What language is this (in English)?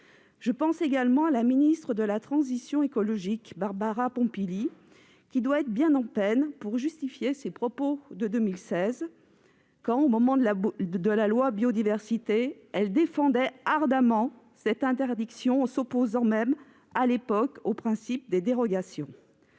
French